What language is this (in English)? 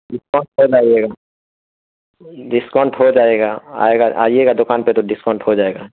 Urdu